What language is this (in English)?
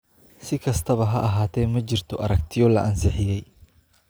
Somali